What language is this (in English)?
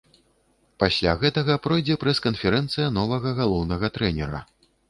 Belarusian